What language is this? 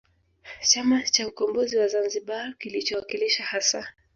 Swahili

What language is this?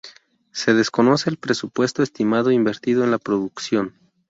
Spanish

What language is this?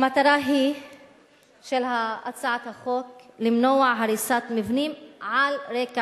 Hebrew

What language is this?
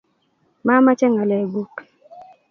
Kalenjin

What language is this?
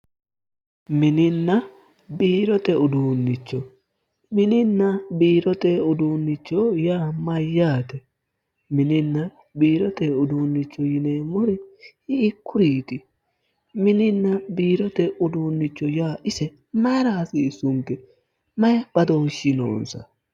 Sidamo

